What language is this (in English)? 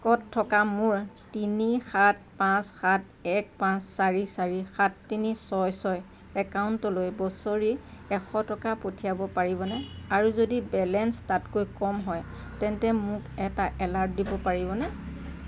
Assamese